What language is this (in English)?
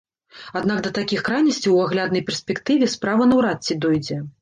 Belarusian